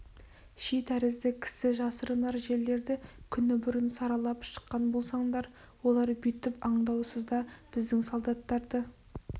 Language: Kazakh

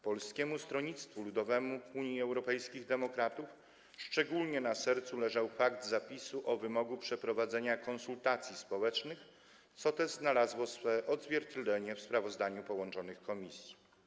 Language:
Polish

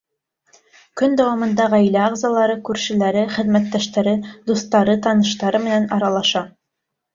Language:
Bashkir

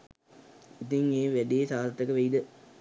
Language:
Sinhala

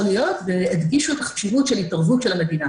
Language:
Hebrew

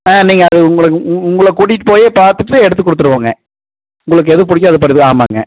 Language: Tamil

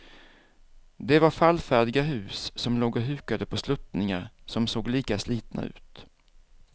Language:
Swedish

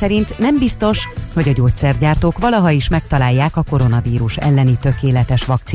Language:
Hungarian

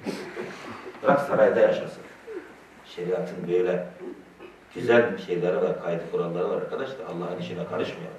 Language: Turkish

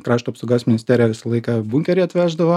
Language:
Lithuanian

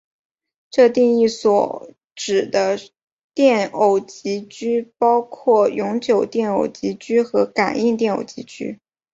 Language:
Chinese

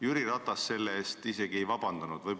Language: Estonian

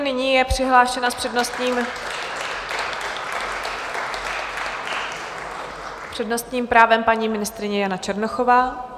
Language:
Czech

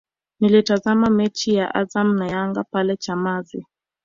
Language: Swahili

